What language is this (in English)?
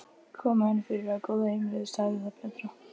Icelandic